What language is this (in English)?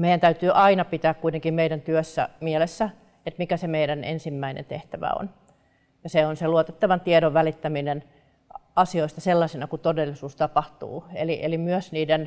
Finnish